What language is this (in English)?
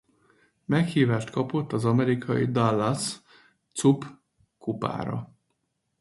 Hungarian